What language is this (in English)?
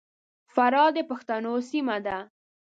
Pashto